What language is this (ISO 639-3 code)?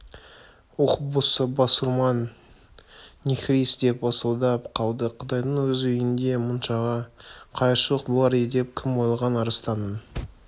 kaz